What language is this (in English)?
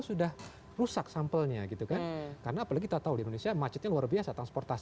Indonesian